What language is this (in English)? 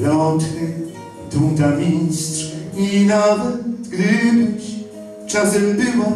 Polish